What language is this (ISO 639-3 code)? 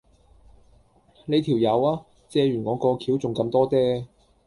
yue